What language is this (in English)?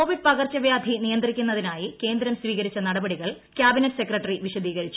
Malayalam